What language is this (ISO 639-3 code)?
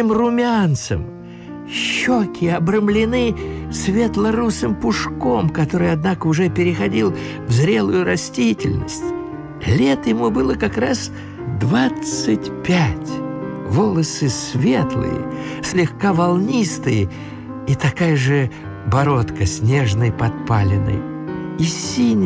rus